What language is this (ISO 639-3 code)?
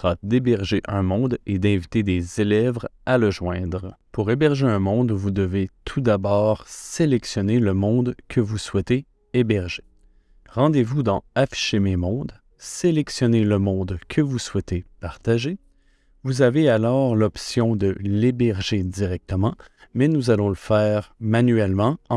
fra